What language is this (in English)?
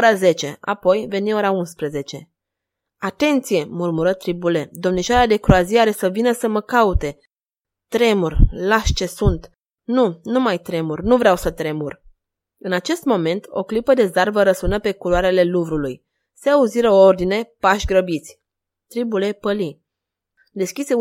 Romanian